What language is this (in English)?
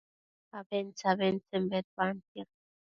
Matsés